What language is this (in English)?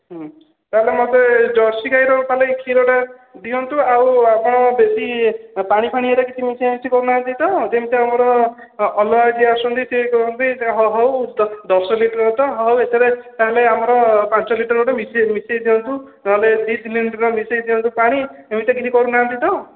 Odia